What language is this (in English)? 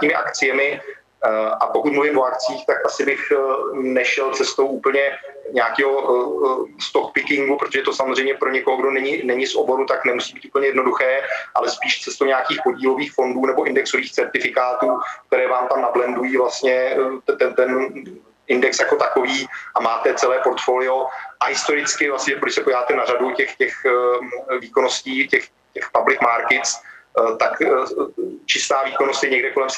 Czech